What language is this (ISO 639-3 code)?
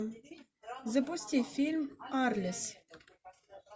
rus